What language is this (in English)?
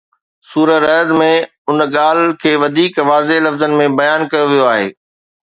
Sindhi